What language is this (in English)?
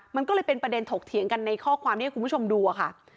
Thai